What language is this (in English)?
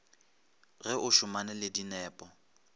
Northern Sotho